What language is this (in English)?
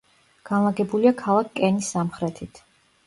Georgian